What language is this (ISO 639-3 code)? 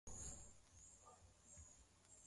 swa